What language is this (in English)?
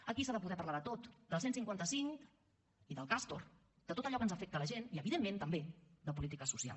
Catalan